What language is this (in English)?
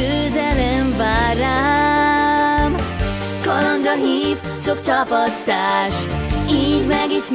Hungarian